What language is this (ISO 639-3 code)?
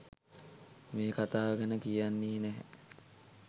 sin